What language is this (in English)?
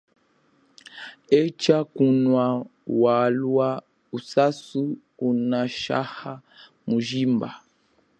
Chokwe